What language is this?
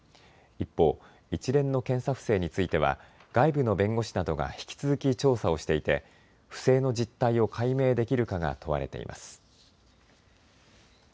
Japanese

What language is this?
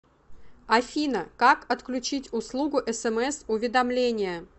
Russian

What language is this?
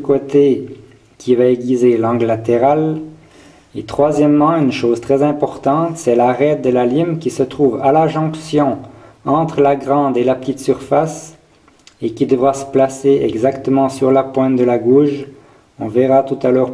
French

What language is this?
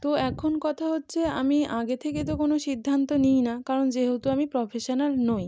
Bangla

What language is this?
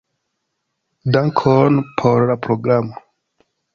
Esperanto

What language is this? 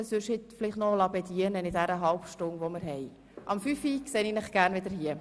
Swiss German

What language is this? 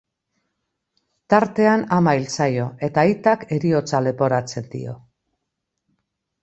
Basque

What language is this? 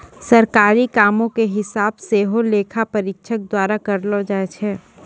Maithili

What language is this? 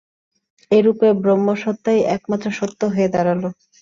Bangla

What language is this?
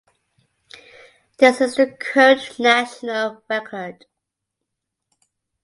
English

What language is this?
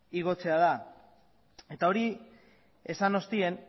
Basque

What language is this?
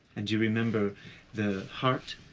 English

